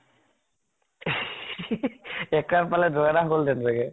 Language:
Assamese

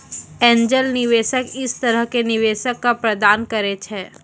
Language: Maithili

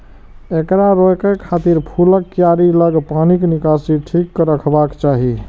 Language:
Maithili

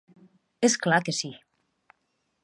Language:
Catalan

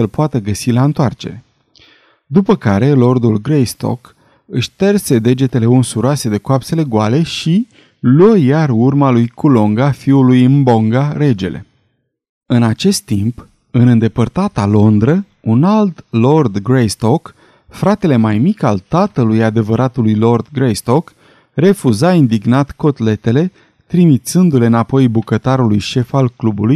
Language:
Romanian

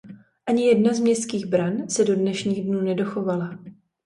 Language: Czech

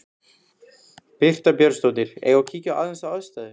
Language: Icelandic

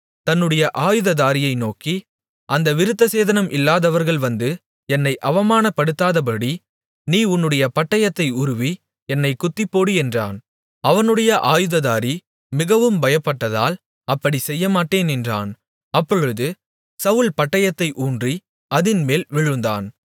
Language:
Tamil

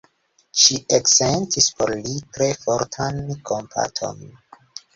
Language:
Esperanto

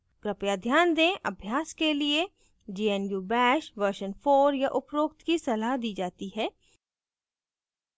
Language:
Hindi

